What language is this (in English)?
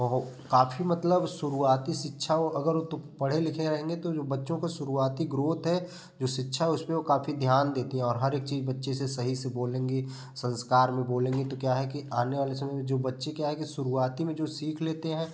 Hindi